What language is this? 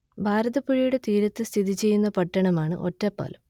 Malayalam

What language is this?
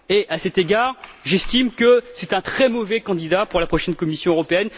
French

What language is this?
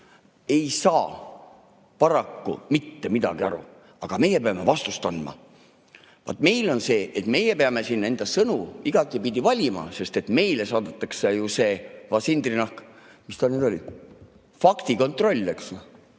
Estonian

